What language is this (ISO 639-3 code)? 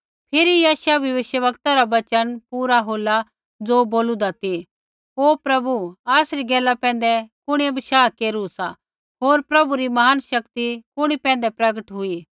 kfx